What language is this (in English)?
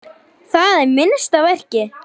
Icelandic